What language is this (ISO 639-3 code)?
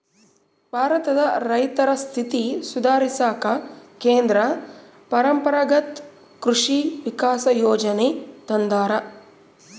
kan